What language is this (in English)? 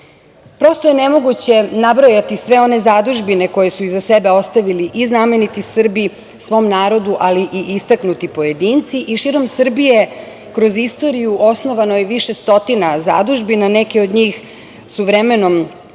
Serbian